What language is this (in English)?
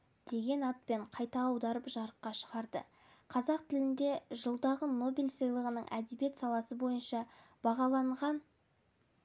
Kazakh